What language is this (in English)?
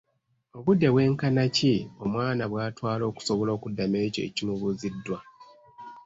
Ganda